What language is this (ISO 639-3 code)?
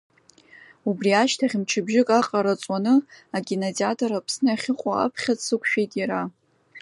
abk